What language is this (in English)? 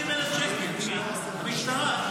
Hebrew